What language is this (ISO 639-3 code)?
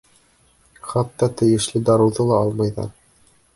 bak